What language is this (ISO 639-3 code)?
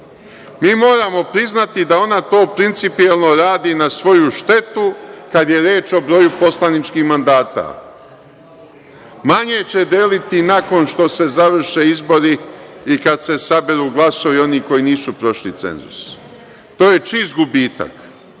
srp